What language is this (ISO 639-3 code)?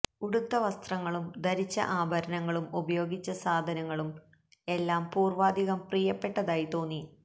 mal